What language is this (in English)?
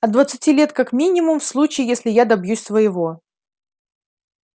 Russian